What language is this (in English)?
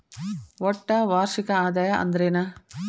Kannada